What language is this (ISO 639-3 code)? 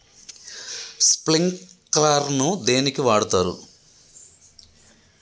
tel